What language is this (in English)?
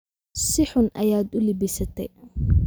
Somali